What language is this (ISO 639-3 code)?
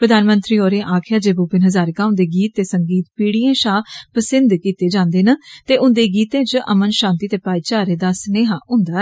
doi